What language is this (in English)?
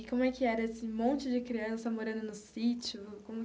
Portuguese